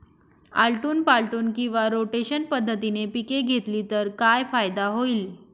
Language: Marathi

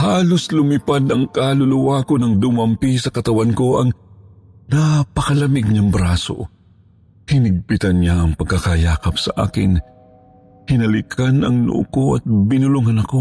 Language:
Filipino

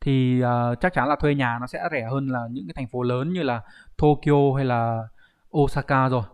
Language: Vietnamese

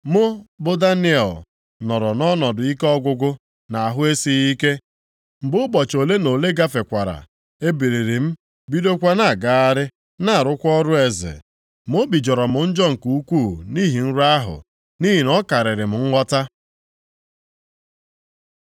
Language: Igbo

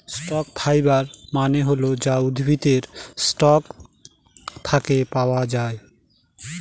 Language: Bangla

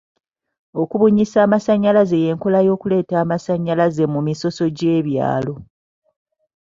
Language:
Ganda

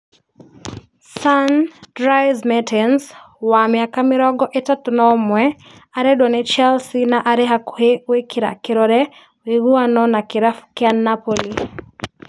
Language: Kikuyu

